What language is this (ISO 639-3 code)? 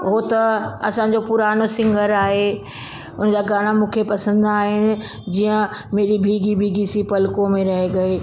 snd